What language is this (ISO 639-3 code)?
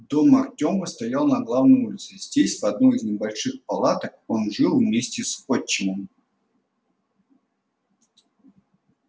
rus